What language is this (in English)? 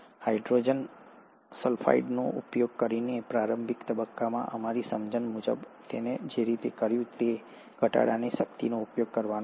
Gujarati